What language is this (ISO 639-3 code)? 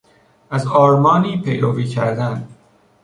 fas